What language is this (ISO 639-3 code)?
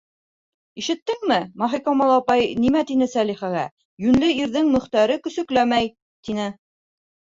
bak